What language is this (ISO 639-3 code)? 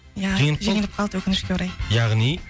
kaz